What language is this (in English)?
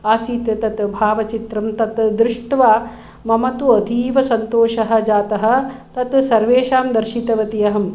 Sanskrit